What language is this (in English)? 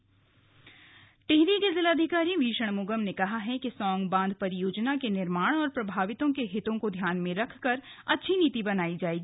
Hindi